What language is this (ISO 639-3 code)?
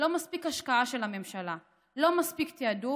heb